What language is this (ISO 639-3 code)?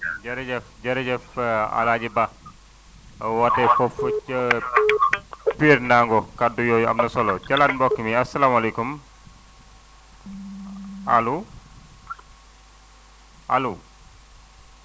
wol